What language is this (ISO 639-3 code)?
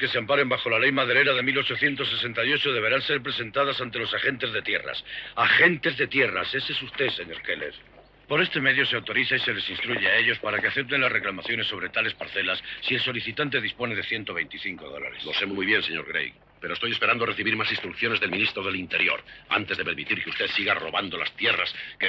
spa